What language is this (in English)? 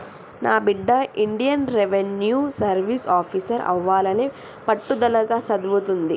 Telugu